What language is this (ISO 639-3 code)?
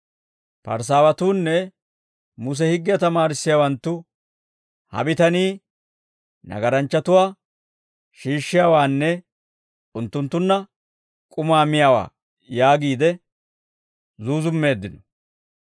dwr